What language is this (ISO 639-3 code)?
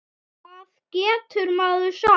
isl